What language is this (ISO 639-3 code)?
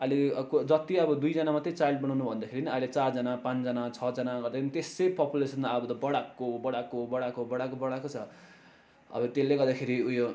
nep